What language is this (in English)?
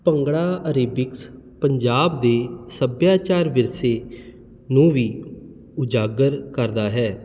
Punjabi